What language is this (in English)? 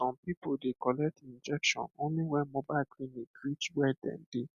Nigerian Pidgin